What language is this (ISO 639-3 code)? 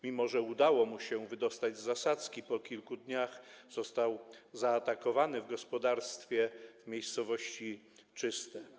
pol